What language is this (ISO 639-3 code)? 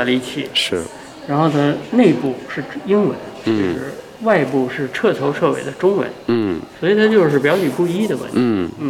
zho